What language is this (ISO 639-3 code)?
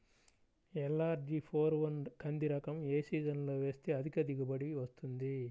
tel